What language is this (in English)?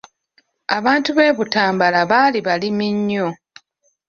Ganda